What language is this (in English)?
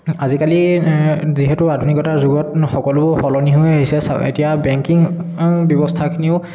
Assamese